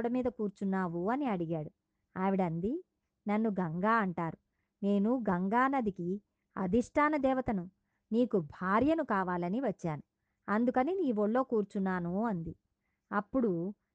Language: Telugu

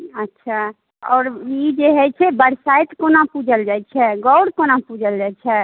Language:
Maithili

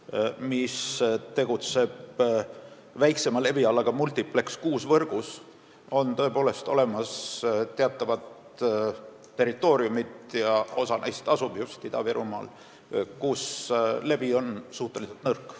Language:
Estonian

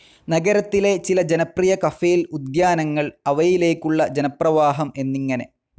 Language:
Malayalam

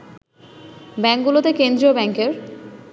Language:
Bangla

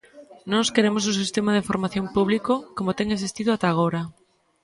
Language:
Galician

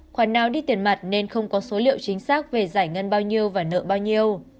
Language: Vietnamese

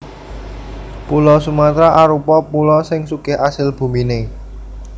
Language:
Javanese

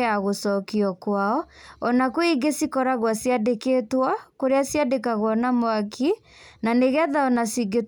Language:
Kikuyu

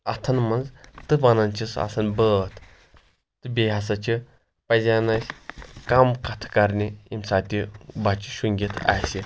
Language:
Kashmiri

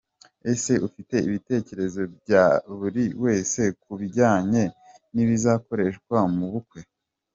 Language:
Kinyarwanda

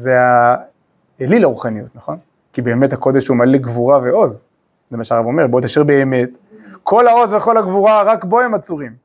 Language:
Hebrew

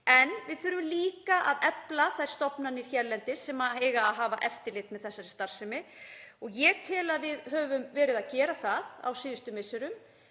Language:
Icelandic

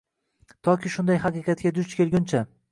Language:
Uzbek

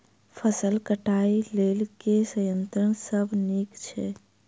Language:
Maithili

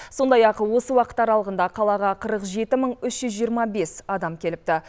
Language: Kazakh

